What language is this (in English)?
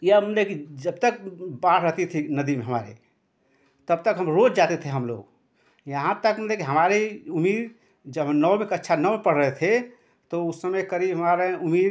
Hindi